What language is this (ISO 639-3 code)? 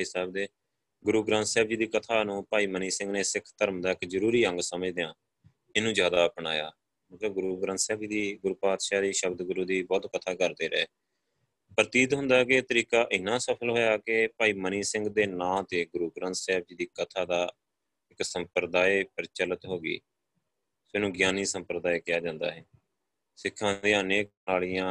pan